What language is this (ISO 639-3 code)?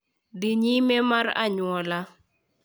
luo